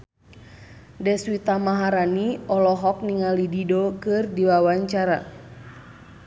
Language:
Sundanese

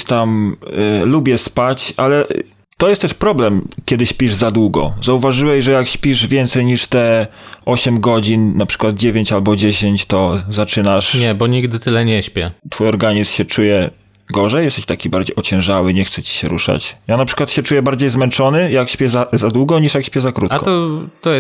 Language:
Polish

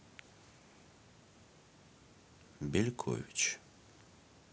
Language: Russian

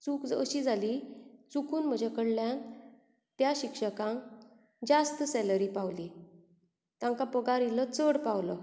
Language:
Konkani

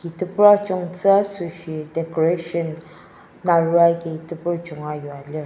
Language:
Ao Naga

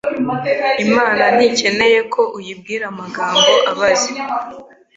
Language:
Kinyarwanda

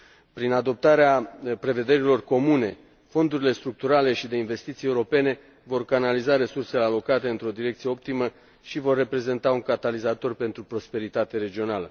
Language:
Romanian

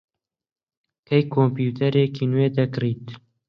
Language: Central Kurdish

